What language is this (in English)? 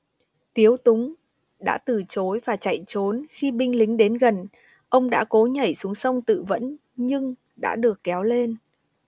Vietnamese